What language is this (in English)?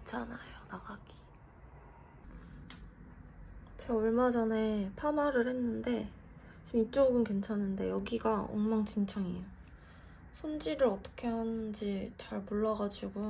Korean